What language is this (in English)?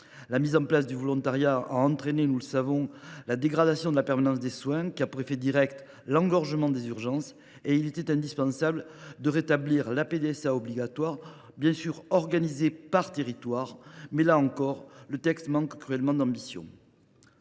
French